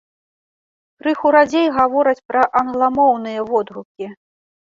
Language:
Belarusian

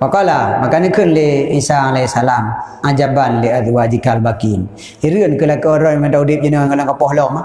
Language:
Malay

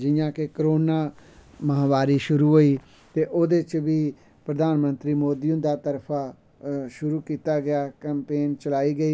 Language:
Dogri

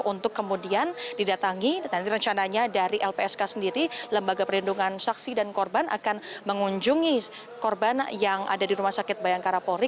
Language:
Indonesian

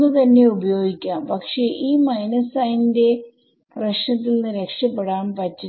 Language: Malayalam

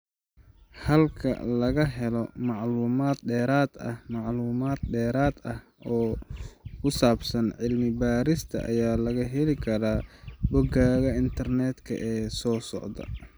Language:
Somali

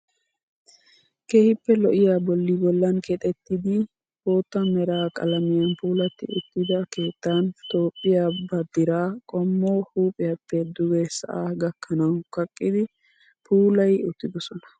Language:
Wolaytta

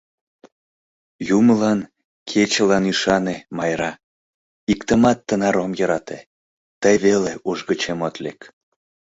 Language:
Mari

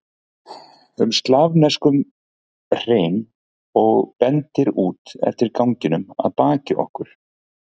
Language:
Icelandic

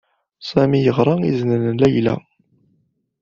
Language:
Kabyle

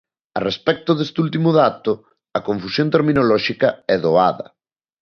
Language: Galician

